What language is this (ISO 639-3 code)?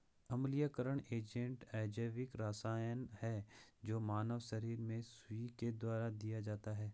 hin